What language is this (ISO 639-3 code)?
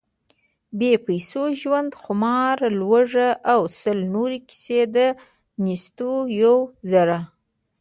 pus